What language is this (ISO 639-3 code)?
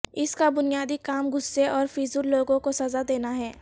urd